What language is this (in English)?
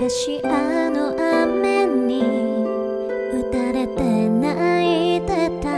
Korean